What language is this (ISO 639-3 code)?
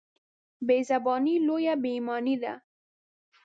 pus